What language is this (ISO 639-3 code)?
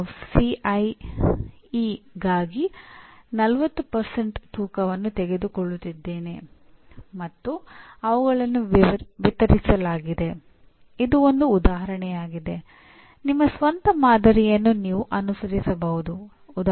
kan